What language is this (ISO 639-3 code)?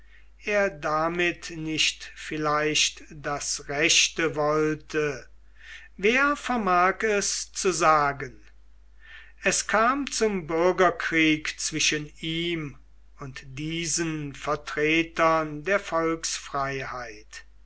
deu